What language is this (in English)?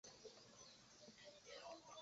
Chinese